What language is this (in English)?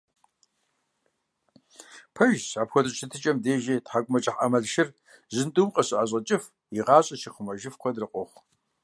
Kabardian